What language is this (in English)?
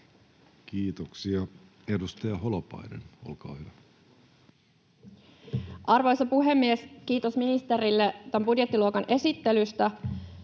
Finnish